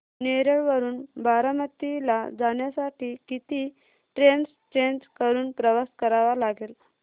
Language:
Marathi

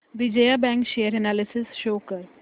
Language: Marathi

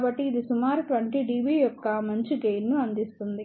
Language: Telugu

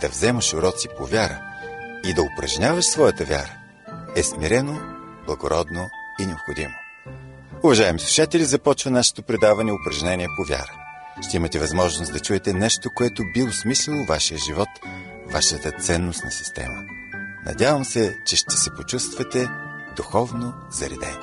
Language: Bulgarian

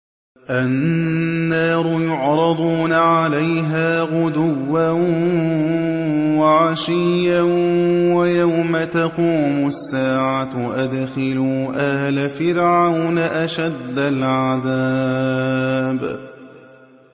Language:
Arabic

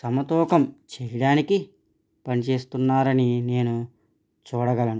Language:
Telugu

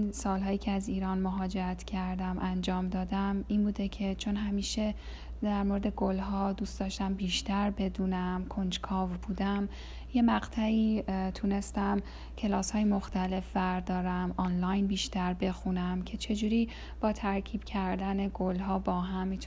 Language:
Persian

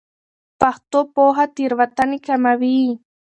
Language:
Pashto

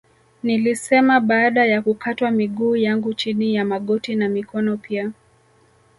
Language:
Swahili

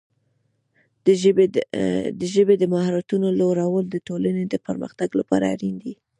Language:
Pashto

